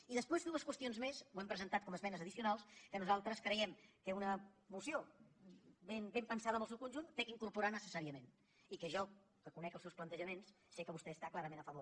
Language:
Catalan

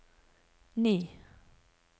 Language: Norwegian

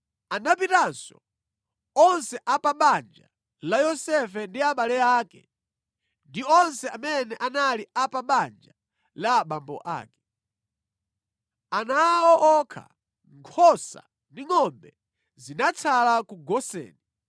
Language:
Nyanja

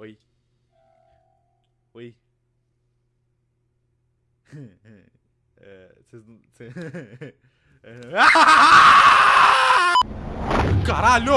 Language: Portuguese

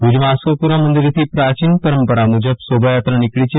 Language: Gujarati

